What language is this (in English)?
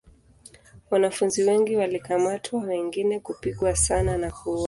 Swahili